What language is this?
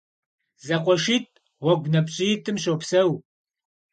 Kabardian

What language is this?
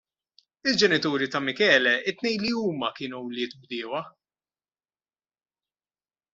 Maltese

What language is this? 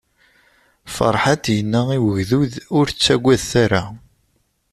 Kabyle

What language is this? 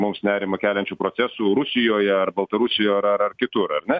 Lithuanian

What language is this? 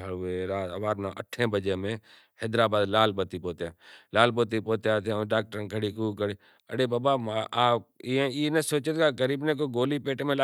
Kachi Koli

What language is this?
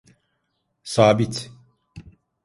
Turkish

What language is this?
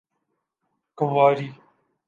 Urdu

